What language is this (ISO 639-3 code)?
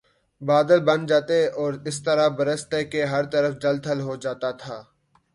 urd